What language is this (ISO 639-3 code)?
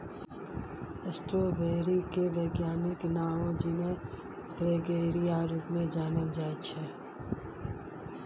mai